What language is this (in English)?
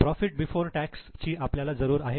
Marathi